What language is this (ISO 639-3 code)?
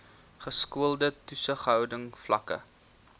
afr